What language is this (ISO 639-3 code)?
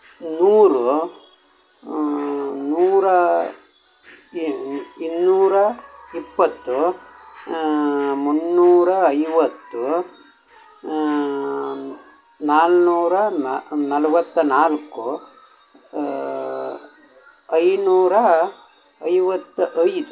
kan